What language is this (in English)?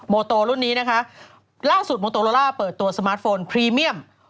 Thai